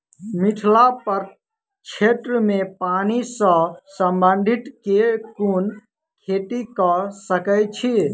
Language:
Maithili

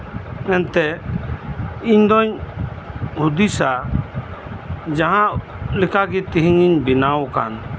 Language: Santali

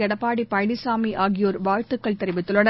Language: Tamil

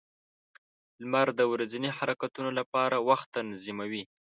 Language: Pashto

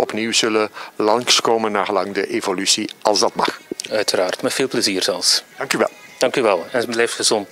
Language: Dutch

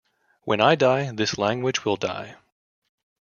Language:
English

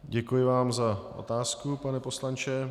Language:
Czech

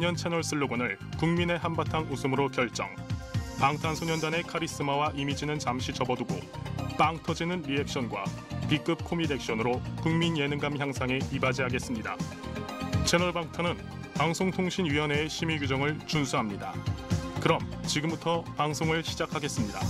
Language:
Korean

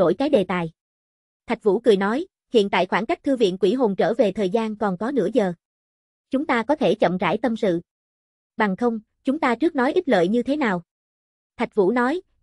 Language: Vietnamese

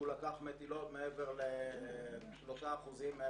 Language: Hebrew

